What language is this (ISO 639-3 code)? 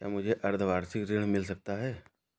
hin